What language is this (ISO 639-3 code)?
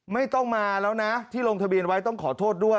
tha